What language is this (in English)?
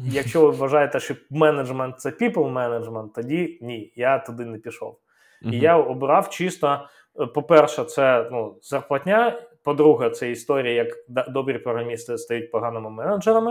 Ukrainian